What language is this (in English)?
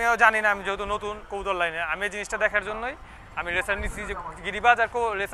Turkish